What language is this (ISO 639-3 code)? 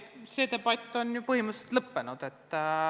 est